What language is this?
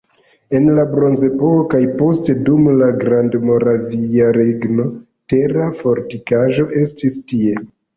Esperanto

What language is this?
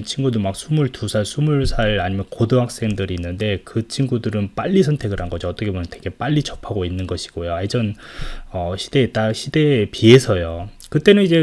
Korean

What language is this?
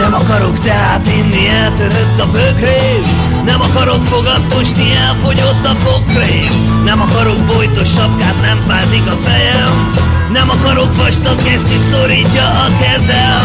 Hungarian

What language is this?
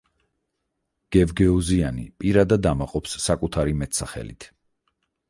Georgian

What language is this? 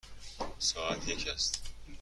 Persian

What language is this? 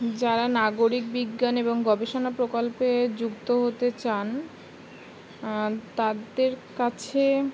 Bangla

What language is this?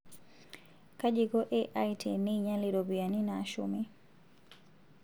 Masai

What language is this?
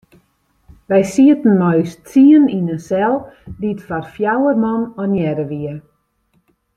Western Frisian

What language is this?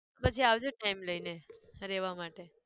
Gujarati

